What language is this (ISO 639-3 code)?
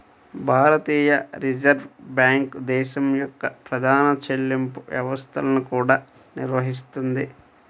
tel